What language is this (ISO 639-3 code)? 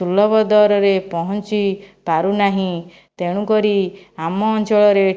ori